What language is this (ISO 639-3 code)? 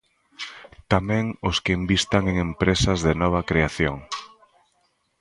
glg